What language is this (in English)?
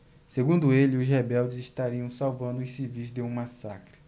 Portuguese